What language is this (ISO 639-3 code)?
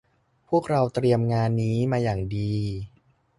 tha